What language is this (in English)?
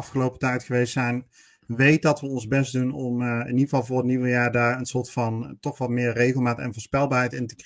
Dutch